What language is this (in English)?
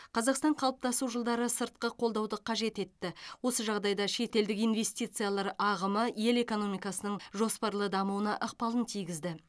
Kazakh